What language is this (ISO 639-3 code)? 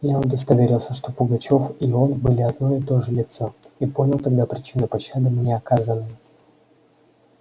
rus